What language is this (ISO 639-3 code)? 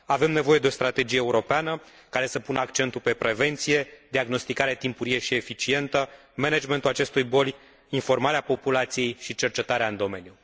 ron